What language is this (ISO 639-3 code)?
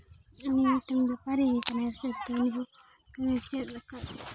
sat